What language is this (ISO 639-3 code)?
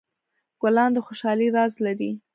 pus